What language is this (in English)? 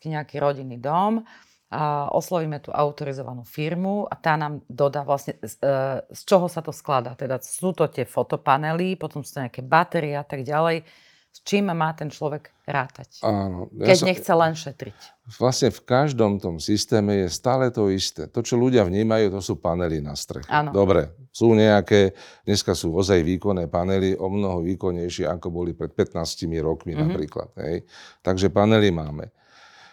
Slovak